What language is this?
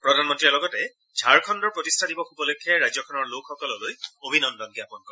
Assamese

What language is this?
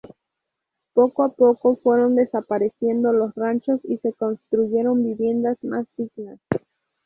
Spanish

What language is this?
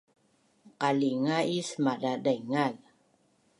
Bunun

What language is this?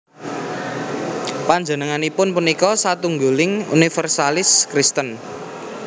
Javanese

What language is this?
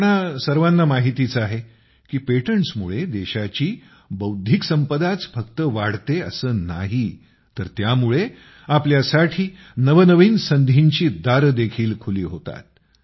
Marathi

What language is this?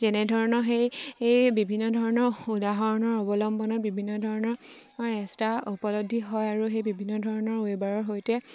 Assamese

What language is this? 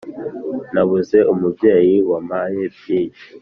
Kinyarwanda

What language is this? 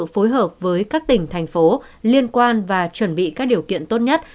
Vietnamese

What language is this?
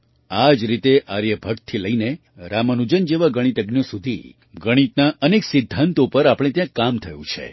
Gujarati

